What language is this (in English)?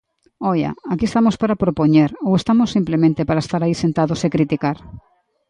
Galician